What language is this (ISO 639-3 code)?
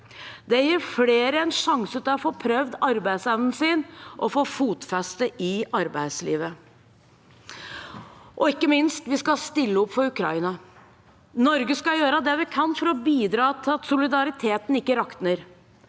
nor